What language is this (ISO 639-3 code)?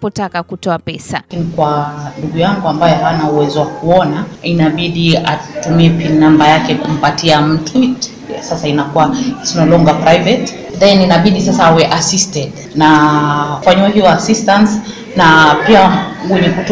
swa